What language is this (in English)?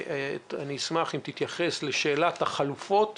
Hebrew